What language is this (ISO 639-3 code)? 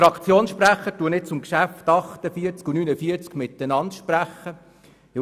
gsw